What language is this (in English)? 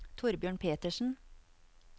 Norwegian